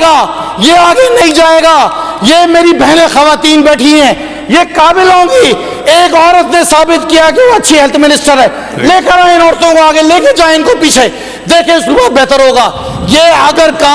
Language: Urdu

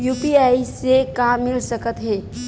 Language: Chhattisgarhi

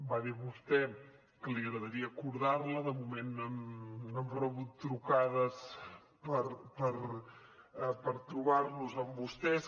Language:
Catalan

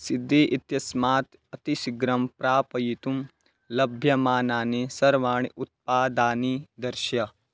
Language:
Sanskrit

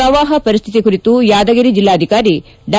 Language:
Kannada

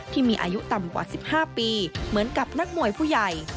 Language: Thai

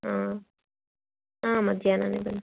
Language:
Kannada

